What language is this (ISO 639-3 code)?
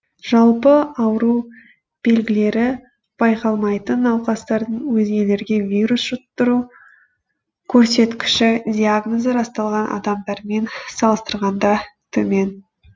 kaz